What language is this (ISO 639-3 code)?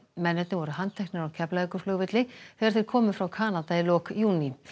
isl